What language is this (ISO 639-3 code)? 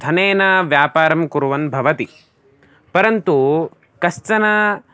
san